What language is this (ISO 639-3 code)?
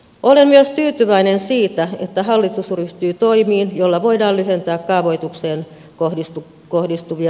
fin